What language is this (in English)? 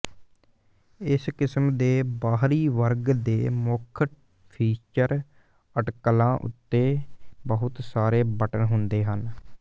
Punjabi